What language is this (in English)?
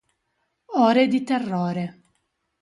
Italian